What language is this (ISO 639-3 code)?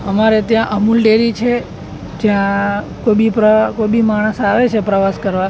guj